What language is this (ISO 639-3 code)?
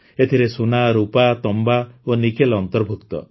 ori